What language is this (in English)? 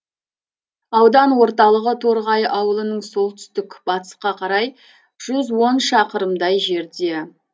Kazakh